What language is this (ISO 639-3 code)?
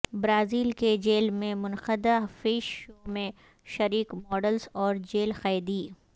urd